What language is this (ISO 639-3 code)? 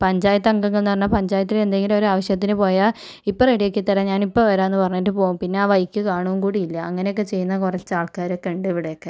mal